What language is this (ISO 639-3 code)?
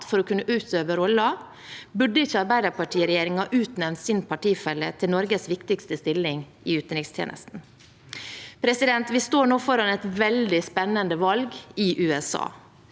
nor